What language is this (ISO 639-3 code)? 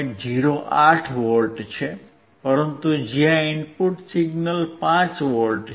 guj